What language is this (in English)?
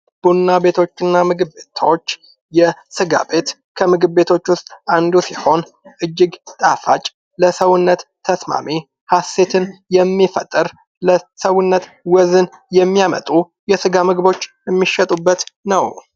Amharic